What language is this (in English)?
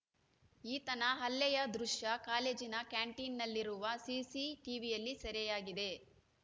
Kannada